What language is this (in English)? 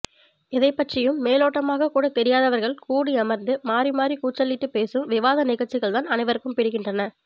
Tamil